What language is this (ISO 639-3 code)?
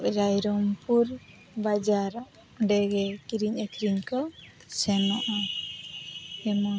sat